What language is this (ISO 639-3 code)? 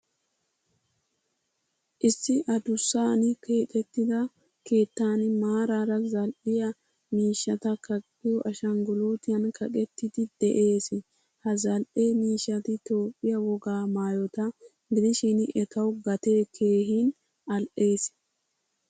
wal